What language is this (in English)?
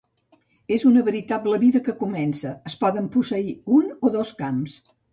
Catalan